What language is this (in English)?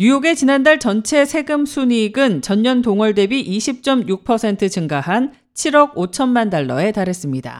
Korean